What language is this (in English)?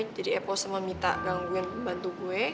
Indonesian